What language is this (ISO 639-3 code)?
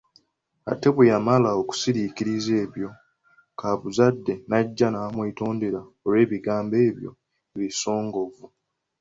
lug